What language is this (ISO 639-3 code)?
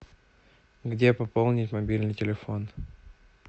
rus